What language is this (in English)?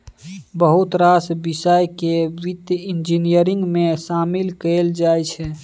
Maithili